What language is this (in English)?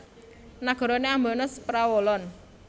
Javanese